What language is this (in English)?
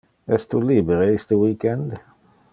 Interlingua